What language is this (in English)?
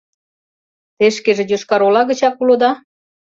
Mari